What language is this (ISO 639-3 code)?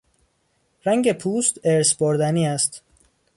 fas